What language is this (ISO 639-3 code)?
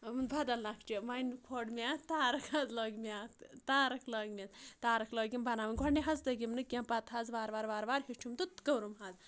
kas